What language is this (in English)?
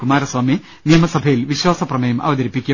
Malayalam